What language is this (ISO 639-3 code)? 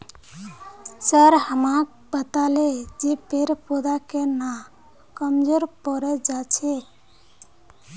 mag